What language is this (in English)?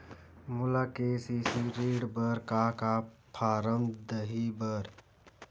Chhattisgarhi